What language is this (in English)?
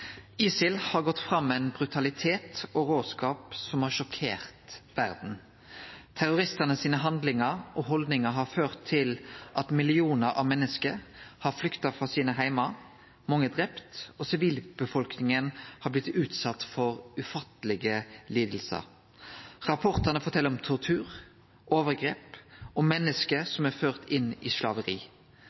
Norwegian Nynorsk